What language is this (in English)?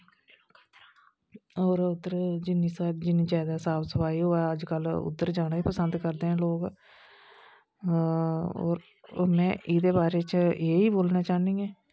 Dogri